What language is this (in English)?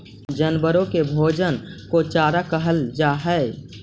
Magahi